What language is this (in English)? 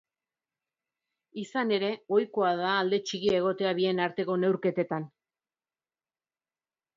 Basque